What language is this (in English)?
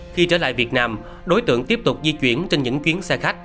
Vietnamese